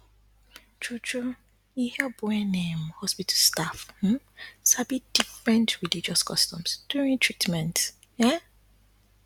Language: Nigerian Pidgin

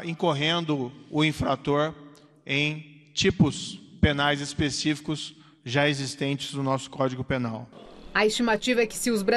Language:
Portuguese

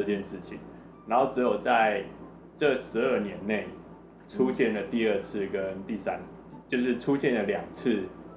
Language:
Chinese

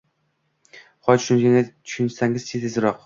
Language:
Uzbek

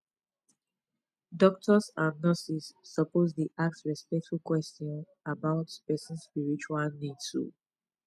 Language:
Nigerian Pidgin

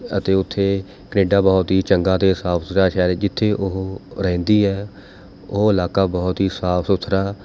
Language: Punjabi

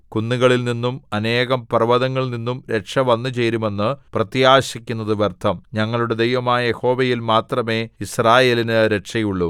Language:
Malayalam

